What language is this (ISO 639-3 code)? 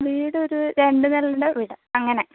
mal